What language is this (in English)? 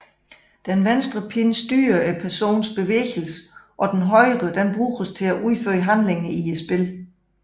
Danish